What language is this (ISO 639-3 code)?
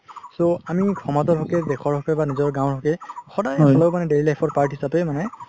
asm